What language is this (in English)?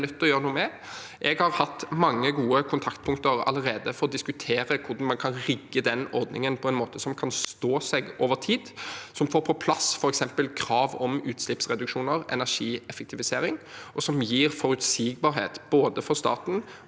Norwegian